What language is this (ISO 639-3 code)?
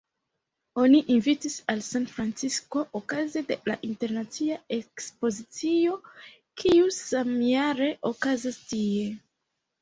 epo